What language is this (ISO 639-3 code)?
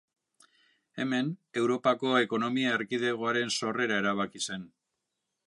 eus